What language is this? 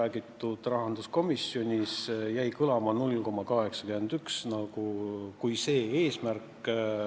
Estonian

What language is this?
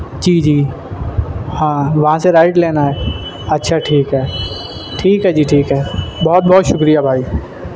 Urdu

